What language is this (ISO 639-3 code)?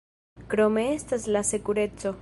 epo